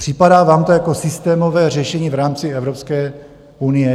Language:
Czech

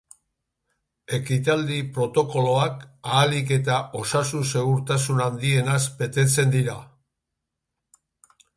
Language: Basque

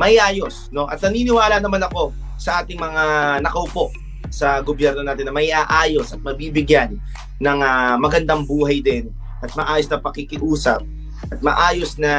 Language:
Filipino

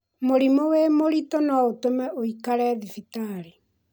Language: Kikuyu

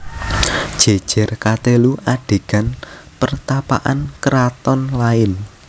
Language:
Javanese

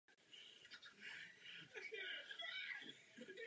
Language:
Czech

